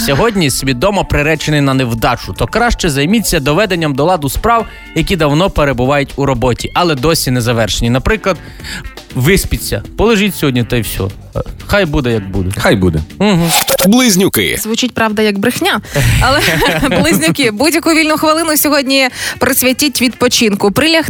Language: Ukrainian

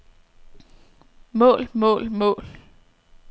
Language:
Danish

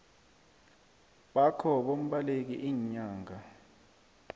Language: South Ndebele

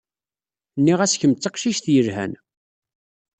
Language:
Kabyle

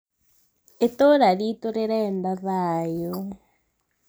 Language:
Kikuyu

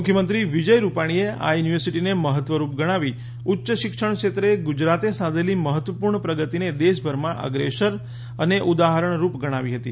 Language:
Gujarati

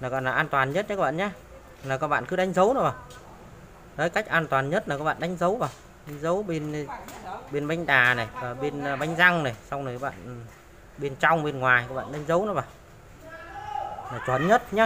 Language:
Vietnamese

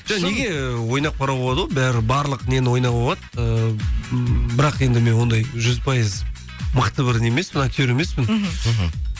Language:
Kazakh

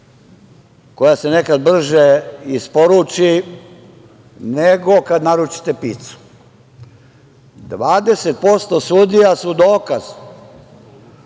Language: Serbian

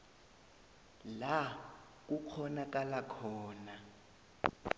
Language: South Ndebele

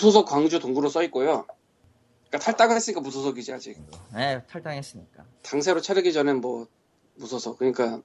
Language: Korean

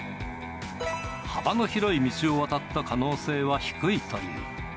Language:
Japanese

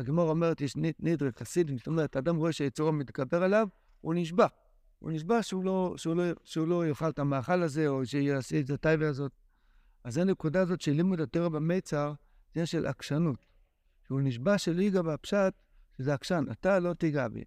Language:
Hebrew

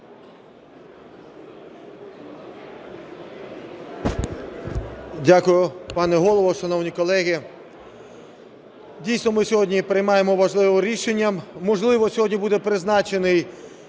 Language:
Ukrainian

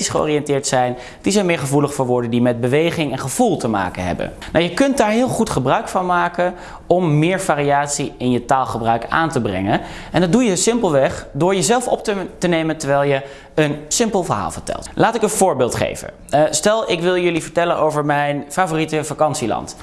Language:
Dutch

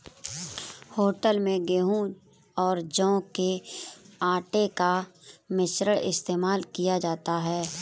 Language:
Hindi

